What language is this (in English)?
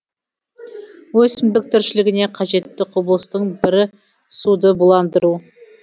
Kazakh